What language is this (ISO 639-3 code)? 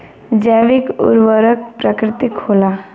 bho